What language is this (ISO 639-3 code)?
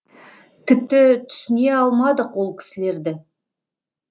kaz